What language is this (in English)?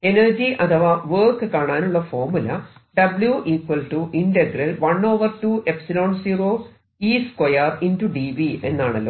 Malayalam